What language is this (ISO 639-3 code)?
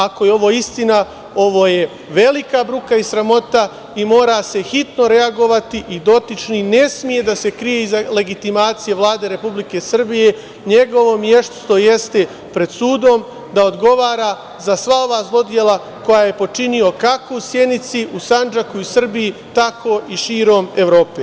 srp